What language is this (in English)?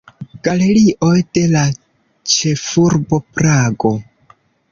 Esperanto